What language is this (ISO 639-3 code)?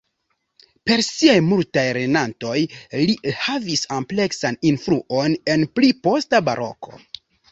epo